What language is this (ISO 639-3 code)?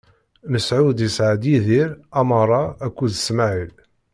kab